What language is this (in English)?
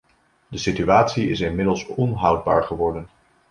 Dutch